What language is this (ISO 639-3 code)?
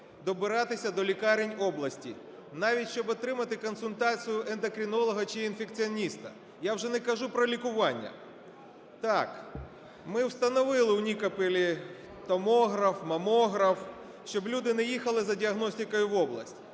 ukr